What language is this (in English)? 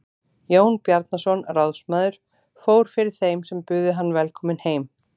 Icelandic